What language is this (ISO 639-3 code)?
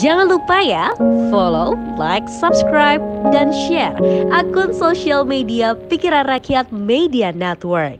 ind